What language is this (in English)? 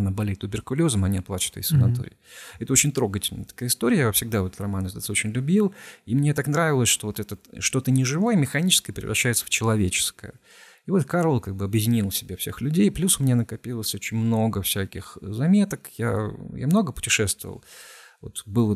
Russian